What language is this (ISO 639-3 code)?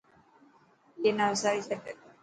mki